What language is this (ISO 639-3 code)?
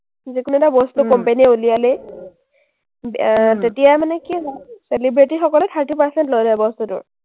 asm